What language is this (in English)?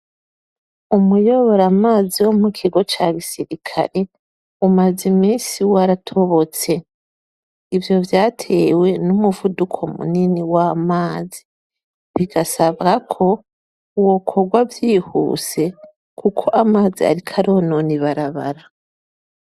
Rundi